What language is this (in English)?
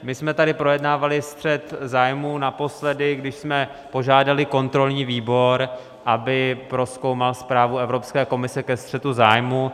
Czech